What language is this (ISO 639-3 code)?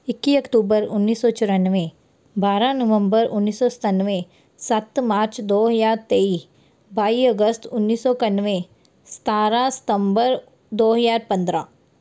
pan